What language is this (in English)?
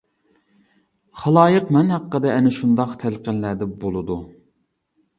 Uyghur